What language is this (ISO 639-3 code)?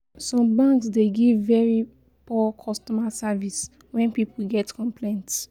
pcm